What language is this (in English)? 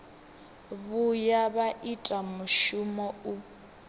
Venda